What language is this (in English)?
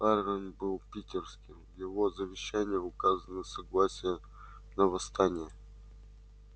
Russian